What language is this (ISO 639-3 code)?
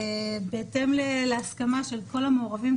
heb